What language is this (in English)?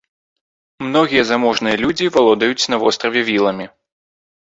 Belarusian